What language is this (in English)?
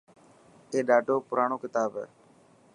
Dhatki